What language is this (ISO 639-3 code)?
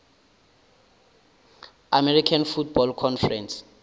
nso